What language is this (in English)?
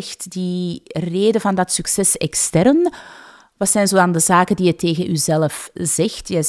Dutch